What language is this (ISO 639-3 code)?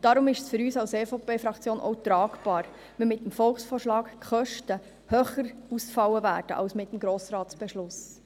gsw